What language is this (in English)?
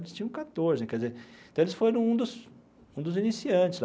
Portuguese